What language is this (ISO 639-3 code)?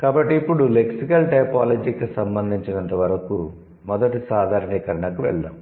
tel